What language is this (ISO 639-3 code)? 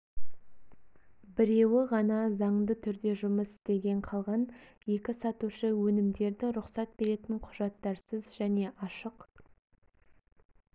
kaz